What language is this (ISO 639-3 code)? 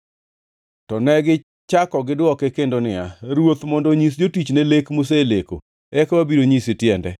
luo